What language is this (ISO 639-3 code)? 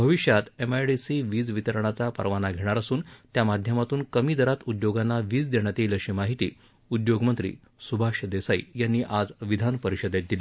mar